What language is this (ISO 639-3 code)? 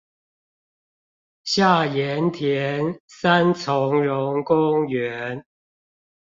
zho